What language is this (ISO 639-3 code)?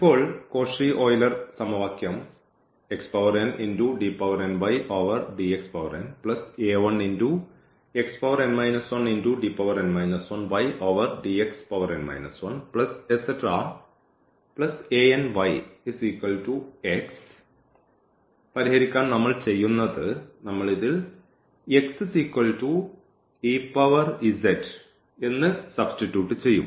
mal